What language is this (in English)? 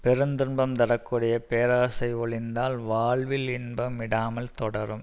Tamil